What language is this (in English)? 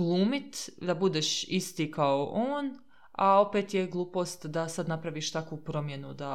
Croatian